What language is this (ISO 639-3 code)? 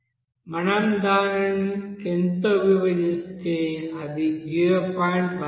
tel